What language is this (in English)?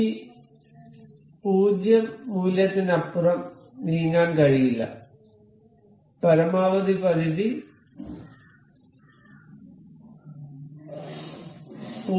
Malayalam